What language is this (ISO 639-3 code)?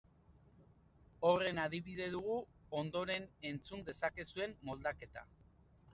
eus